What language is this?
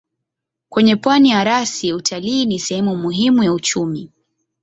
Swahili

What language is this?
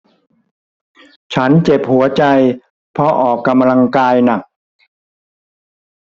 Thai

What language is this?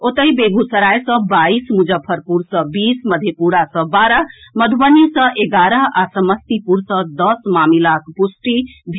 Maithili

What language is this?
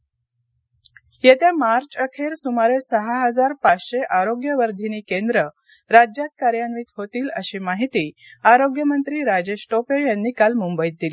Marathi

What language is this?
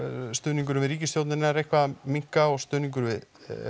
Icelandic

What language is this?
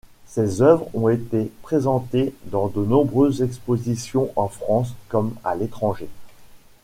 French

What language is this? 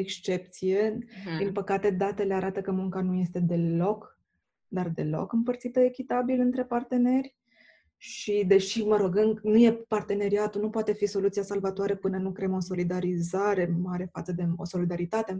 Romanian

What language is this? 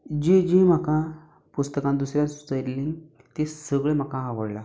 Konkani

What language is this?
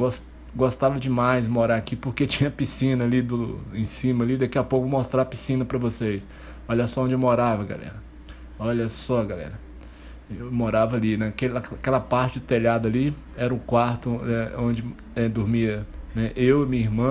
Portuguese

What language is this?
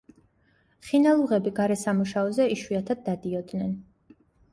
Georgian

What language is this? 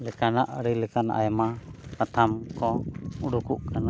Santali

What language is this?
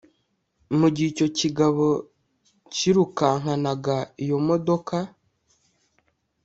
Kinyarwanda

